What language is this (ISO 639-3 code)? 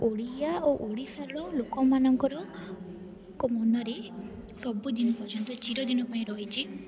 ori